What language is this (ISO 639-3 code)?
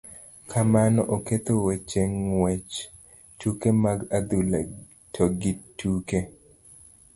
luo